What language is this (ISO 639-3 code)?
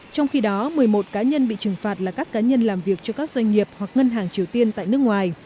vie